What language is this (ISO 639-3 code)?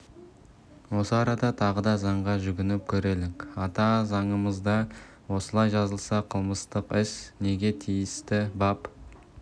kaz